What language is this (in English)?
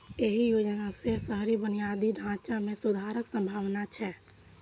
Maithili